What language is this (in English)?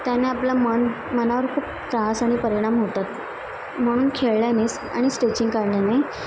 Marathi